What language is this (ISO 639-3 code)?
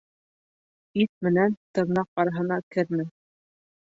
bak